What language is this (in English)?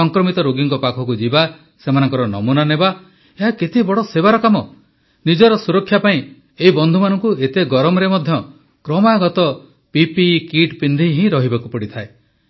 Odia